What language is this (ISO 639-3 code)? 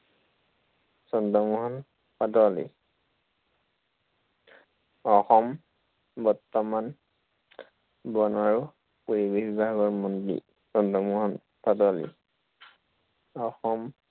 asm